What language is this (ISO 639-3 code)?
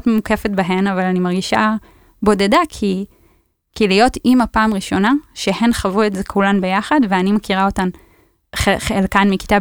heb